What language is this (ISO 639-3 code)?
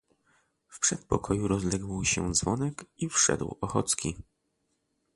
pol